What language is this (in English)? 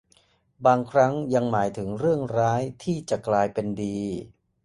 Thai